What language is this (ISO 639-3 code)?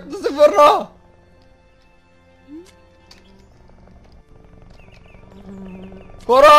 bul